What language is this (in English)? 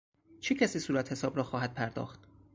Persian